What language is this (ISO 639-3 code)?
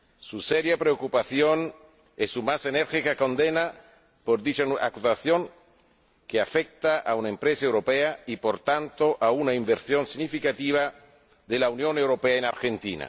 spa